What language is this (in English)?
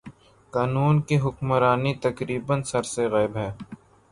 Urdu